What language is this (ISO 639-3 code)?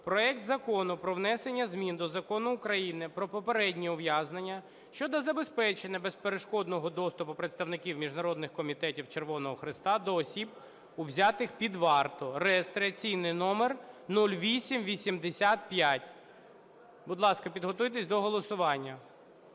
ukr